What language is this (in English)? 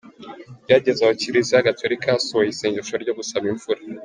Kinyarwanda